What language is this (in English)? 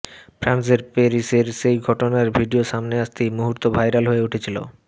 Bangla